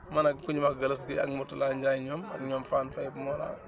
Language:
Wolof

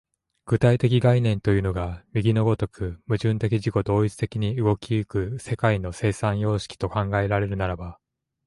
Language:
Japanese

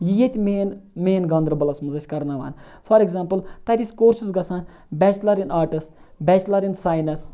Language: Kashmiri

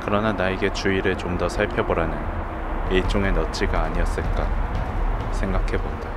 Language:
Korean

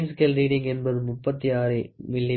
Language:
Tamil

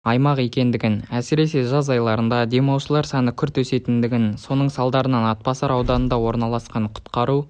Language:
Kazakh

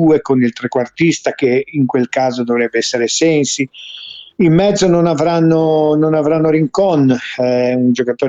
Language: Italian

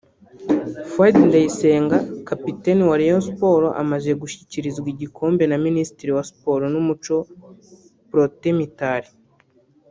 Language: Kinyarwanda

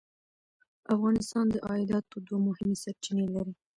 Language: Pashto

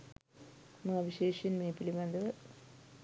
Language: Sinhala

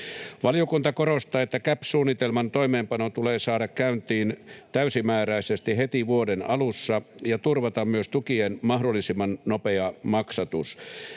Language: Finnish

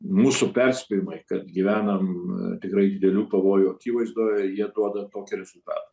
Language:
Lithuanian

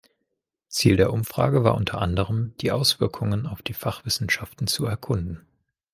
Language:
German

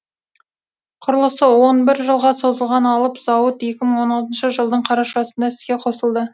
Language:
Kazakh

